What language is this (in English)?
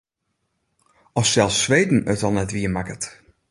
Western Frisian